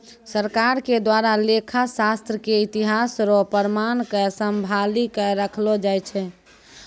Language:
Maithili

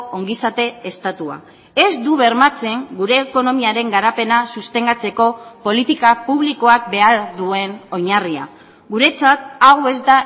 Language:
Basque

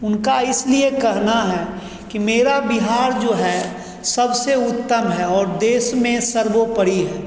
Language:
Hindi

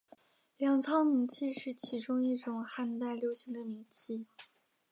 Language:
Chinese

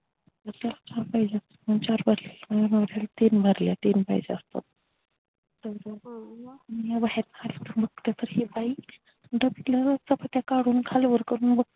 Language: Marathi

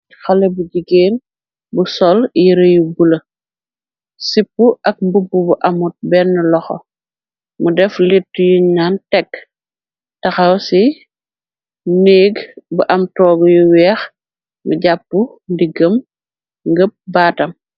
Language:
Wolof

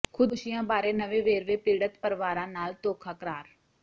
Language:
Punjabi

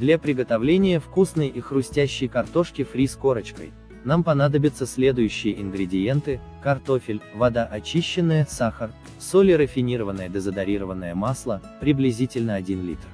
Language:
Russian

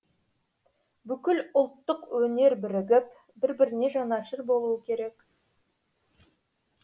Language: Kazakh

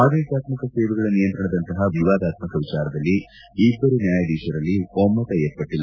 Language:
Kannada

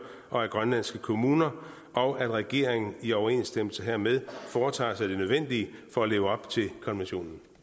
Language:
Danish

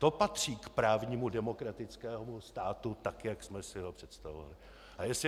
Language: Czech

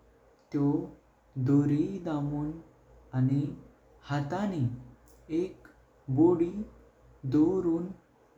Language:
Konkani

